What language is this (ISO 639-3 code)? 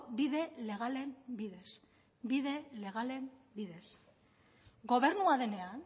eus